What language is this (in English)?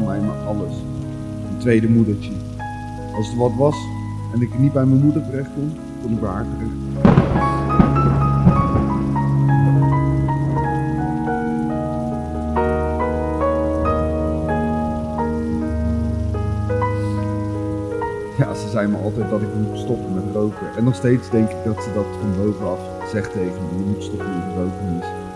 Dutch